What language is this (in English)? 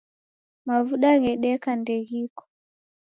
Taita